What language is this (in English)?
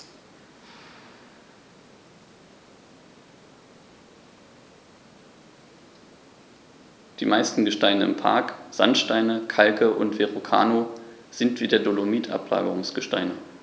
German